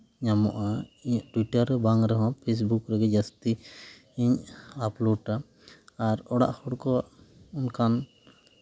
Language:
Santali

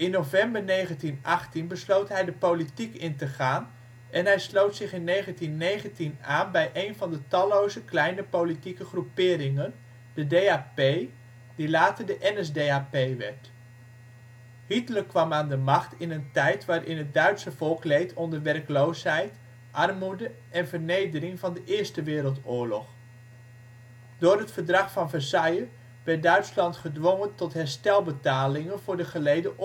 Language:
Dutch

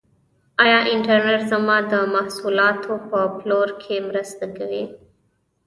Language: Pashto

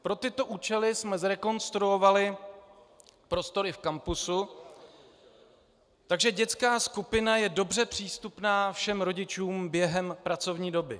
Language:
Czech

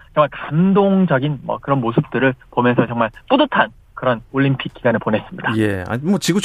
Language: Korean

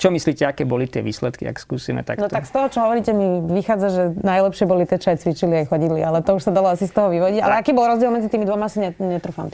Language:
Slovak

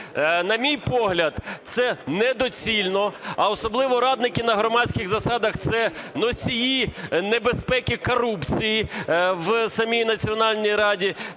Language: Ukrainian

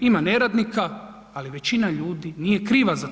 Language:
Croatian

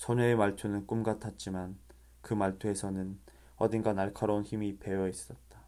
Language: Korean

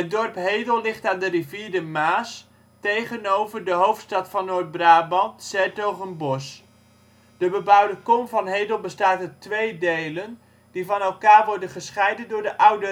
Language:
Dutch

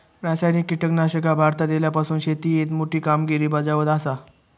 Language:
Marathi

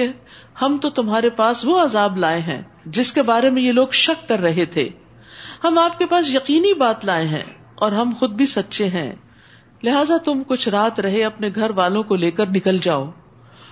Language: Urdu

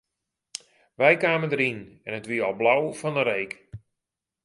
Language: Western Frisian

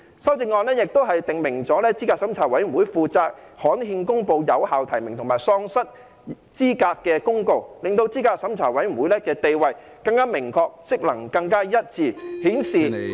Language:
Cantonese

